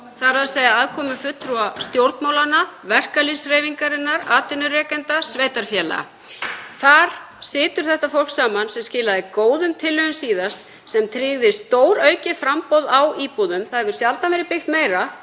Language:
Icelandic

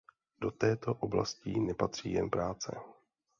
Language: Czech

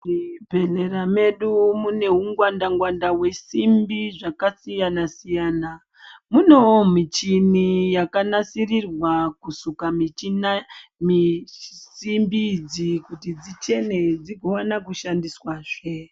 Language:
Ndau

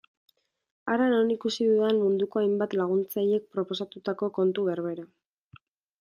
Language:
Basque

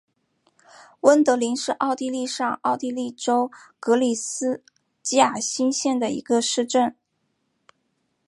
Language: Chinese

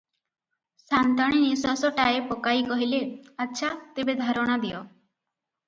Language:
Odia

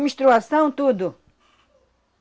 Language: Portuguese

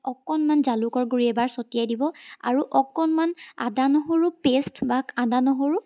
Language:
Assamese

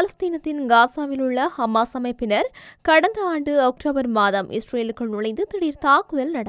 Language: Tamil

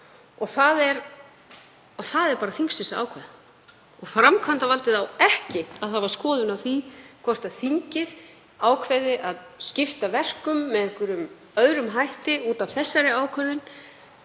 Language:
Icelandic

